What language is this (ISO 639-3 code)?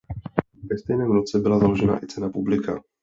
ces